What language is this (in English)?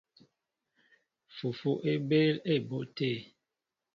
Mbo (Cameroon)